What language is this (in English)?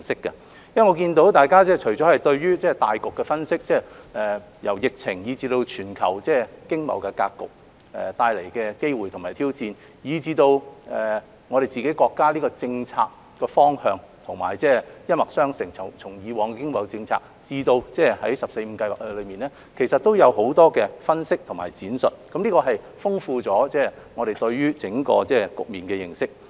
Cantonese